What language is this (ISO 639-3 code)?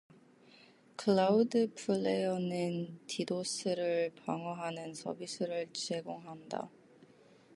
kor